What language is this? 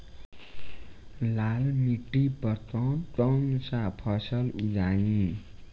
Bhojpuri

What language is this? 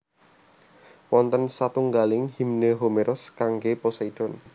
Javanese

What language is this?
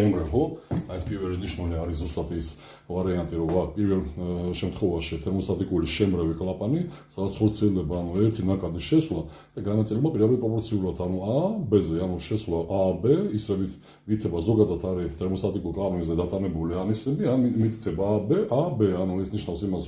Georgian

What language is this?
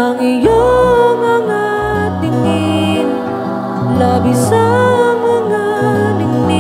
Indonesian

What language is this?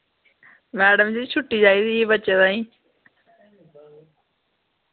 Dogri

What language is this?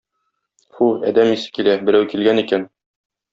Tatar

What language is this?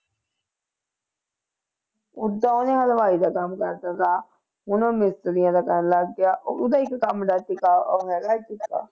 Punjabi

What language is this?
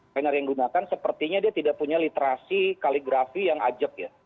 Indonesian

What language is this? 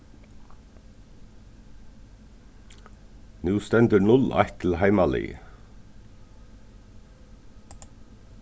Faroese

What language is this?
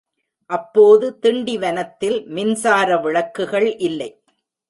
Tamil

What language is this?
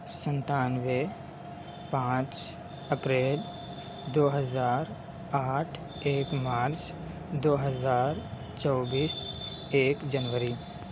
Urdu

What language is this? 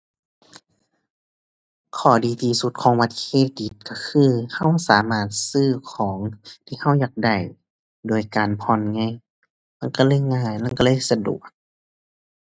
Thai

